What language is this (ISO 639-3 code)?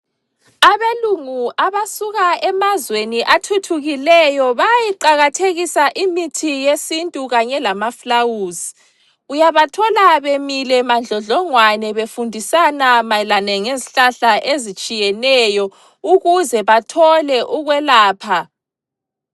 nde